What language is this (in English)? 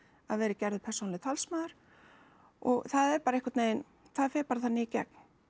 Icelandic